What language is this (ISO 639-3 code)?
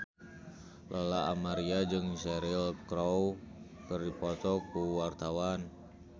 sun